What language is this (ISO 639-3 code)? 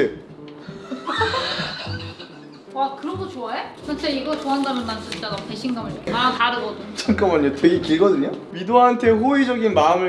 kor